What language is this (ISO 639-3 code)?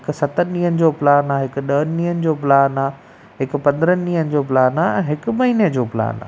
snd